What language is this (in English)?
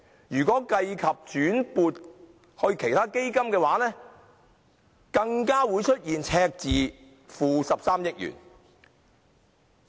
Cantonese